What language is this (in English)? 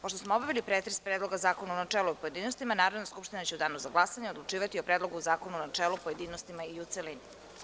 Serbian